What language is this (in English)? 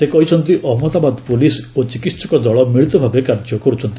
Odia